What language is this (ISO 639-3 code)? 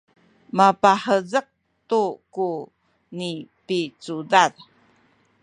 szy